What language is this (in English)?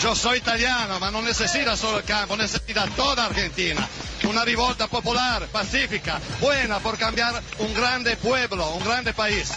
Spanish